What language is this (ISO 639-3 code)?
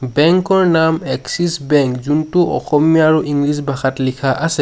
asm